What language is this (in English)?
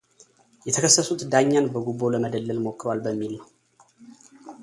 Amharic